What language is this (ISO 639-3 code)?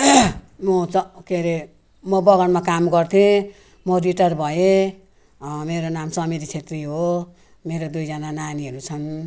nep